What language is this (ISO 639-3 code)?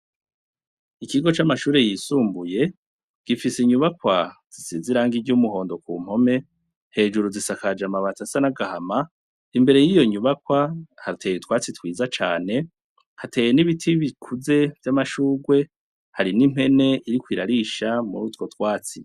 run